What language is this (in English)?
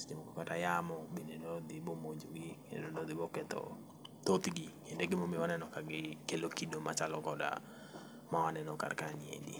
Luo (Kenya and Tanzania)